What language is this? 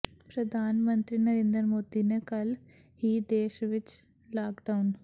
Punjabi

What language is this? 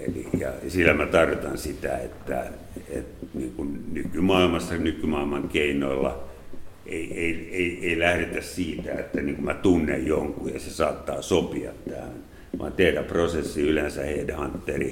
Finnish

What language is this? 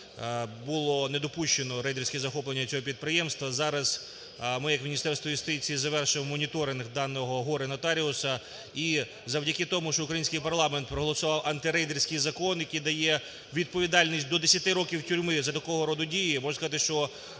Ukrainian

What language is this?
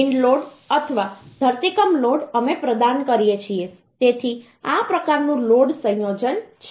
Gujarati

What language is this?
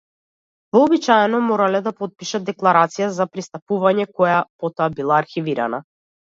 Macedonian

